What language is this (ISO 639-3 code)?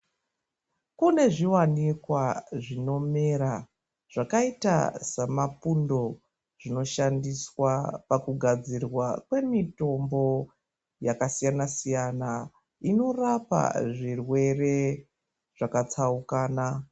ndc